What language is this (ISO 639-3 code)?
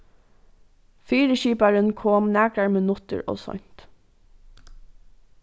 fao